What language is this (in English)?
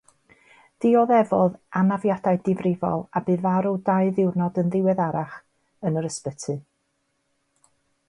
Welsh